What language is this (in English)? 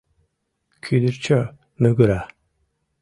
Mari